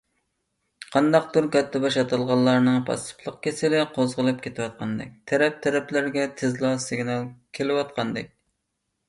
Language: Uyghur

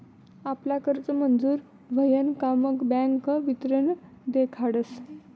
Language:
Marathi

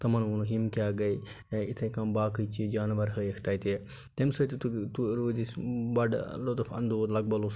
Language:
Kashmiri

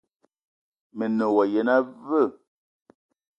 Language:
Eton (Cameroon)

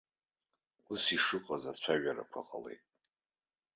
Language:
Abkhazian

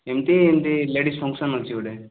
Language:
Odia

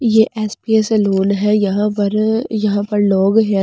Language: Hindi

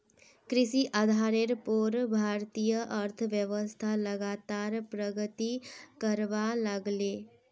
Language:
Magahi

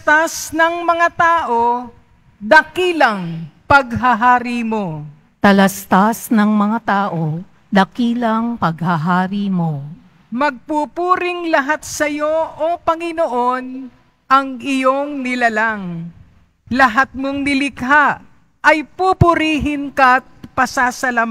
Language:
Filipino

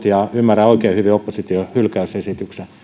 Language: Finnish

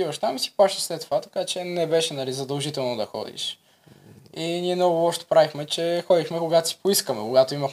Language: Bulgarian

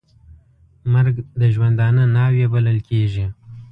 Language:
Pashto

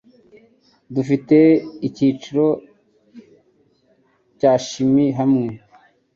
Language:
Kinyarwanda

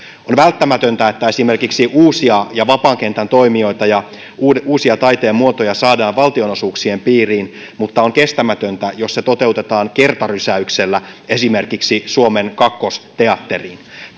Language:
Finnish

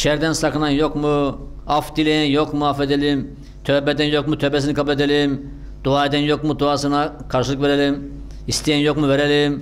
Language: Turkish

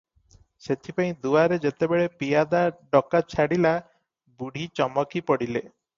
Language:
Odia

